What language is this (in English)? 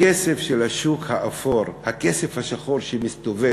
Hebrew